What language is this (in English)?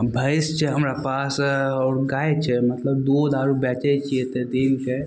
Maithili